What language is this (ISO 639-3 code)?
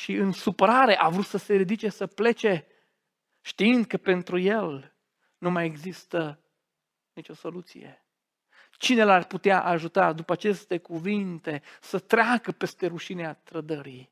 ron